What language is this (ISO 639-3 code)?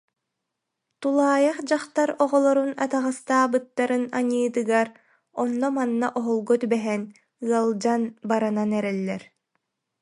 sah